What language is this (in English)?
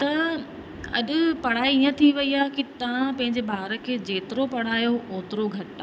Sindhi